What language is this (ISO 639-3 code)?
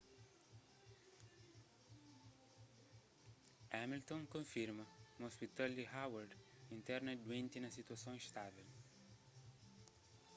kea